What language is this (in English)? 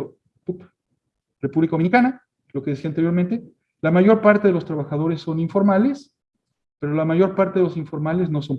Spanish